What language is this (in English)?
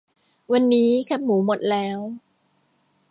Thai